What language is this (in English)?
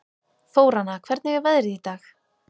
Icelandic